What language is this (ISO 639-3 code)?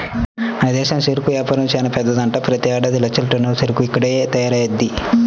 tel